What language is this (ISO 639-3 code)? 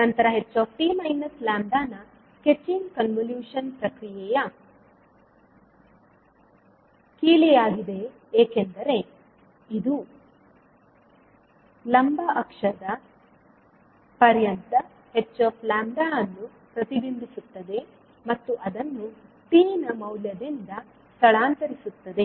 kan